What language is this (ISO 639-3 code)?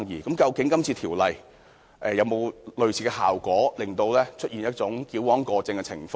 yue